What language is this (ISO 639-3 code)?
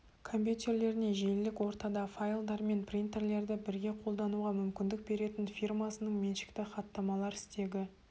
kaz